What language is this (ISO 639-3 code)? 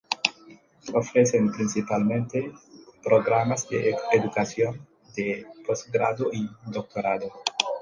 spa